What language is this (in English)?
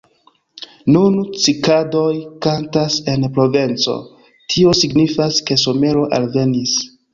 Esperanto